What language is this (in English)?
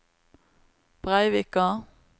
Norwegian